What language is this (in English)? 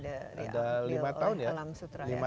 Indonesian